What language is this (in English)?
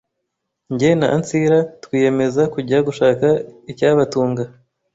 Kinyarwanda